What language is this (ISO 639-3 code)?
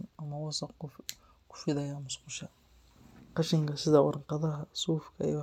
som